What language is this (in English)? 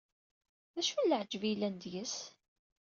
Kabyle